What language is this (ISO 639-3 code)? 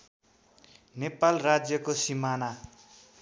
nep